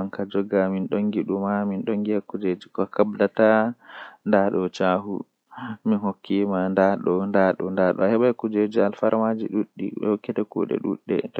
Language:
Western Niger Fulfulde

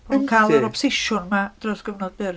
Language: Welsh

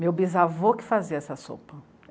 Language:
Portuguese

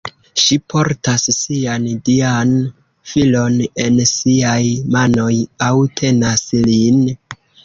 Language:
Esperanto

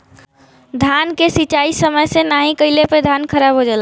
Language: Bhojpuri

